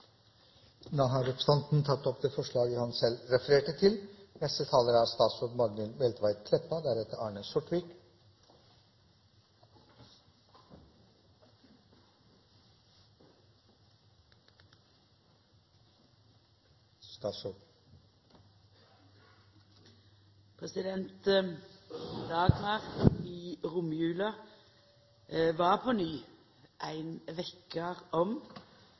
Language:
Norwegian Nynorsk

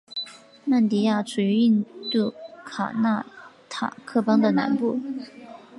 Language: Chinese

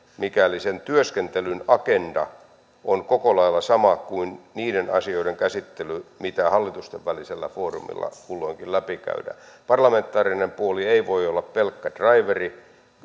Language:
Finnish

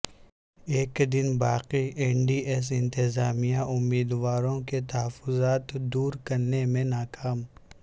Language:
Urdu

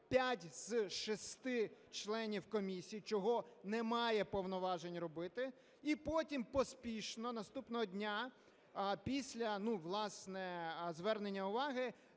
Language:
Ukrainian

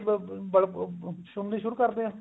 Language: Punjabi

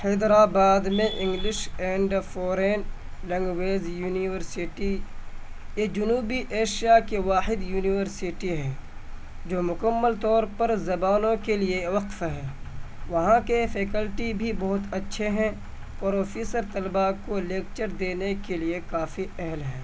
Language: Urdu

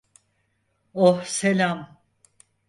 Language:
Turkish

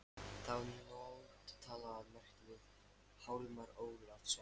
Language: Icelandic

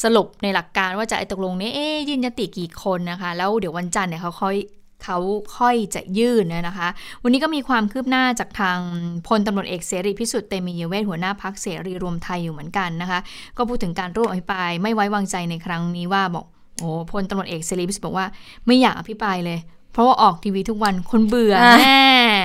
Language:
Thai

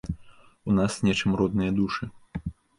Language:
Belarusian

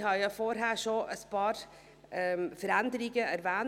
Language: Swiss German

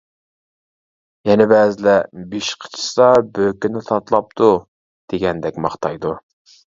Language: Uyghur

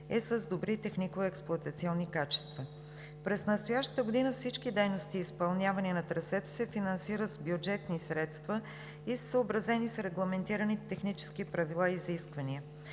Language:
Bulgarian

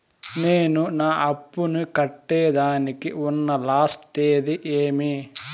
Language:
Telugu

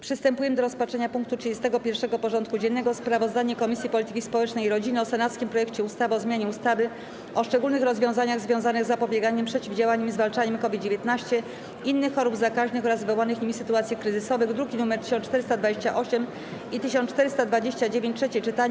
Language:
Polish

